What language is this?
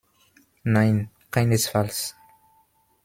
German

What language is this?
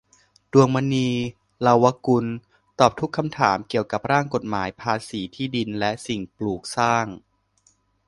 Thai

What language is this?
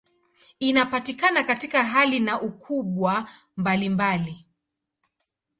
Swahili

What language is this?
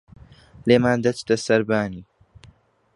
Central Kurdish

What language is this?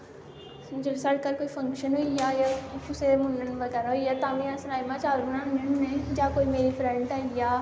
Dogri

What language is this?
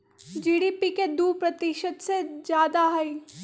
Magahi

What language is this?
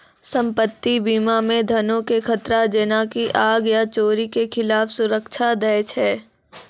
Maithili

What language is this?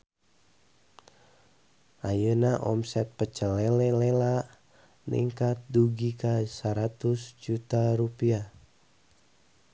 Sundanese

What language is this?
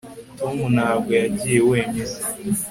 Kinyarwanda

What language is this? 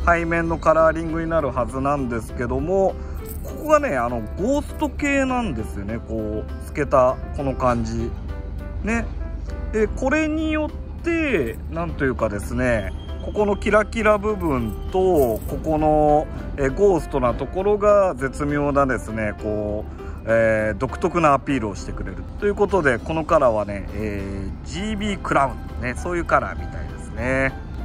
Japanese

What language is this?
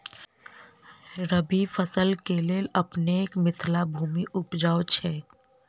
Maithili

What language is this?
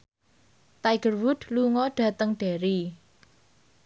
Javanese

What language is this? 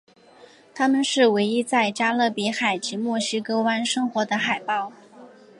Chinese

